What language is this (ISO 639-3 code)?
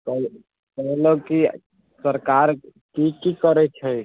mai